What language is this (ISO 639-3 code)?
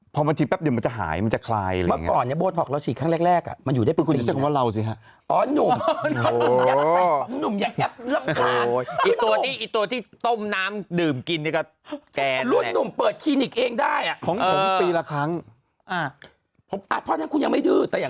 tha